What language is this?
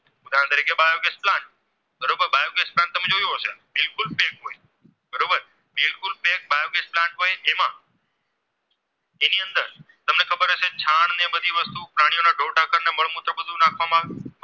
Gujarati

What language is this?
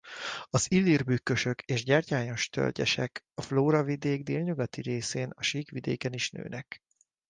Hungarian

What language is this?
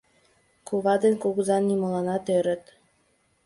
Mari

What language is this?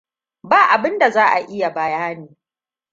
Hausa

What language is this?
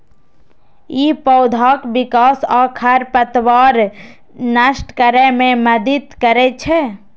Maithili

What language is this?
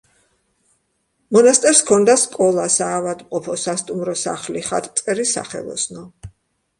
Georgian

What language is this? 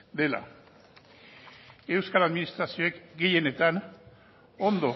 Basque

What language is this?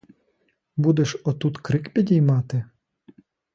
Ukrainian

